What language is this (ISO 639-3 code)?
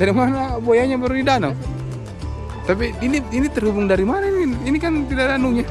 ind